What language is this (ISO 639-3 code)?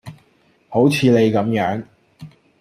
yue